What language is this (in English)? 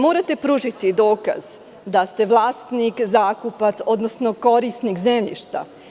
Serbian